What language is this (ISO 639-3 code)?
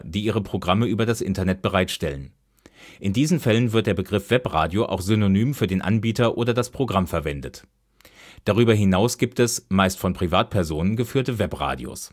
deu